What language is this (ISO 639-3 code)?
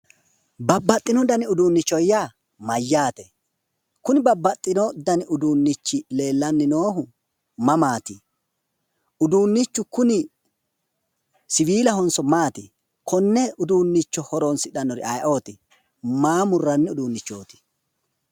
sid